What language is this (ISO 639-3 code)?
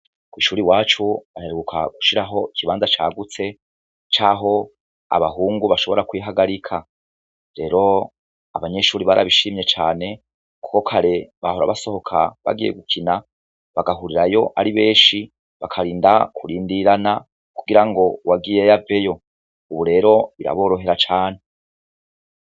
run